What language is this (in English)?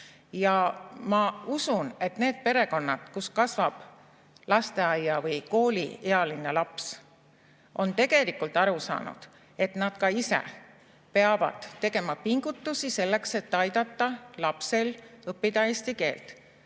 Estonian